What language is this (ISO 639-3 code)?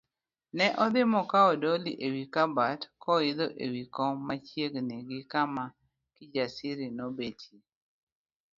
luo